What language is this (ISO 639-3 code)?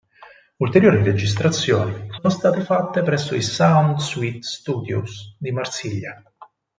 ita